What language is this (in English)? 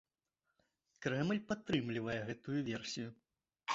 Belarusian